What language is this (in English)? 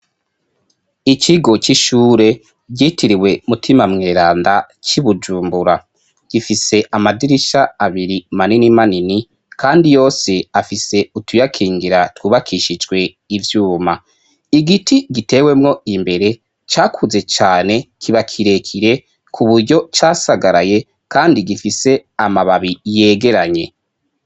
Rundi